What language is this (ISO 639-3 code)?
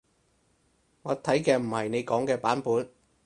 yue